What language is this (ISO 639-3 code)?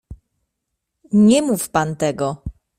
pol